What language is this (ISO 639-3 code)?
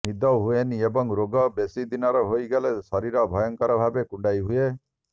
ori